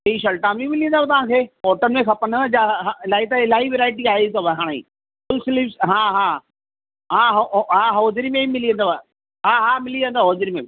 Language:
Sindhi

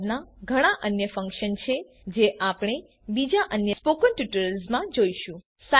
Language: Gujarati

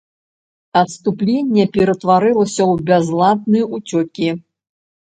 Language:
Belarusian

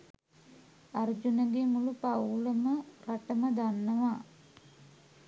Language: Sinhala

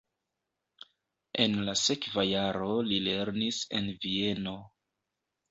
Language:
Esperanto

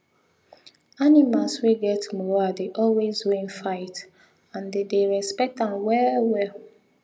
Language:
Nigerian Pidgin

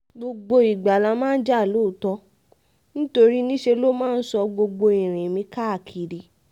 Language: Yoruba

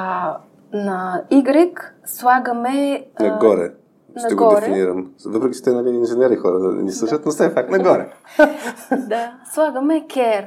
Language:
Bulgarian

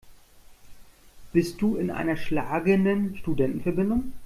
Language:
German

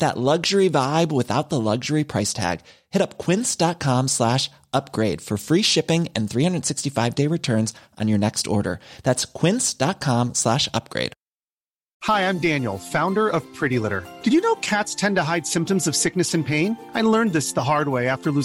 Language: Swedish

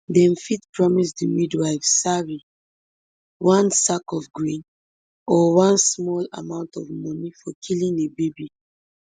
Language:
Nigerian Pidgin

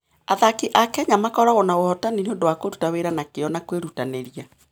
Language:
Kikuyu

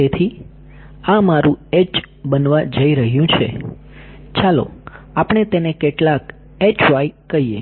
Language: Gujarati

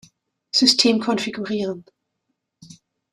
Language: German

